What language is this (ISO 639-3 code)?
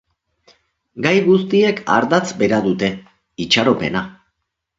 eus